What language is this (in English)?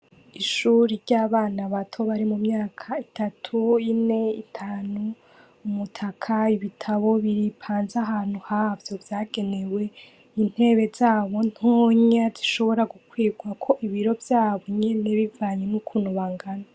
Rundi